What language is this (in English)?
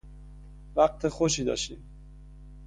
Persian